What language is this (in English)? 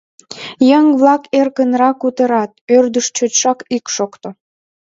Mari